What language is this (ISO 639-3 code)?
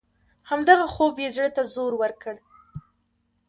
pus